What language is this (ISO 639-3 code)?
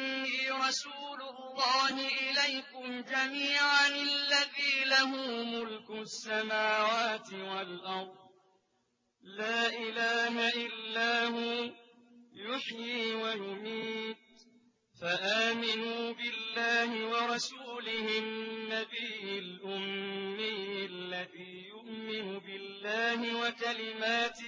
ara